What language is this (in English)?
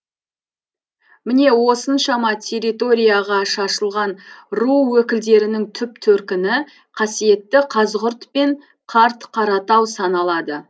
Kazakh